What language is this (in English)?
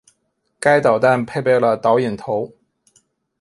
Chinese